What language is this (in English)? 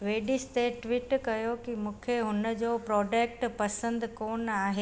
Sindhi